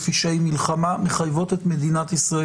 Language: Hebrew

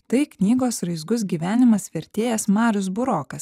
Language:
Lithuanian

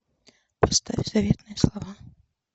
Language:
Russian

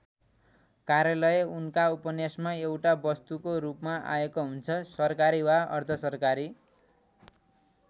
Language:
Nepali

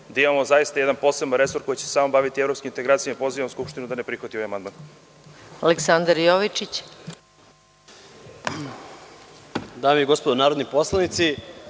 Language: Serbian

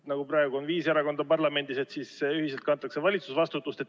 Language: Estonian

